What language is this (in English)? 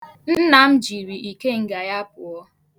Igbo